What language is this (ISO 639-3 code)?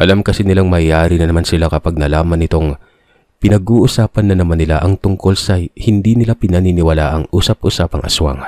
fil